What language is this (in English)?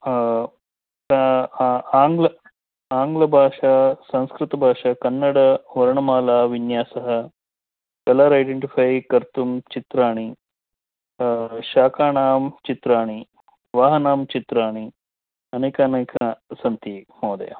Sanskrit